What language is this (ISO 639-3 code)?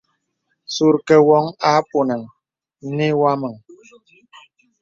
beb